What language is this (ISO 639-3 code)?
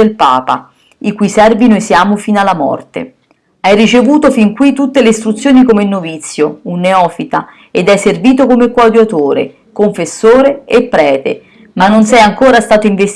ita